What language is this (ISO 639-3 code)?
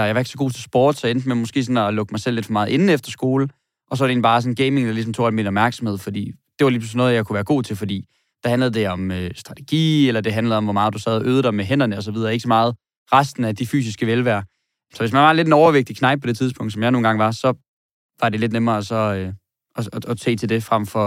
dan